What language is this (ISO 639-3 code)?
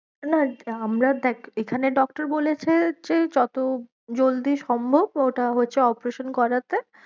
ben